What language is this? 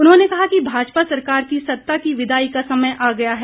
Hindi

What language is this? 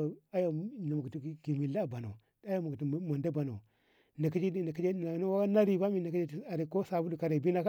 Ngamo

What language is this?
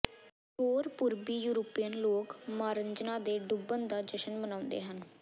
Punjabi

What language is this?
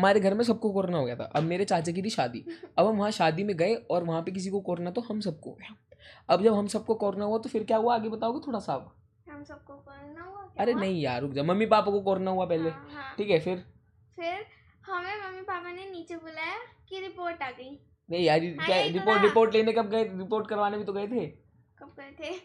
Hindi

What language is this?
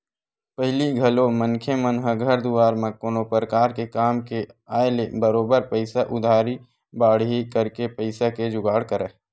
Chhattisgarhi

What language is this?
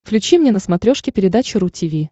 Russian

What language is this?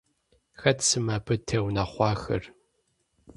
Kabardian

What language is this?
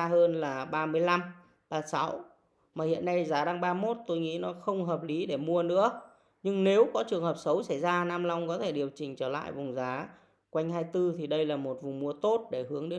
Vietnamese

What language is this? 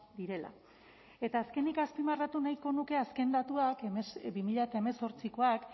Basque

